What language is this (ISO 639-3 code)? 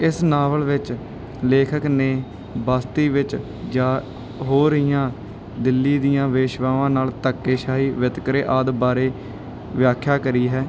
pan